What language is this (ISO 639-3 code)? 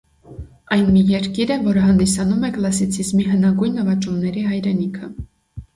hye